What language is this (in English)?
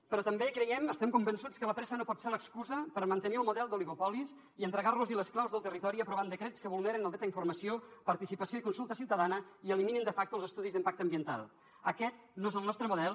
Catalan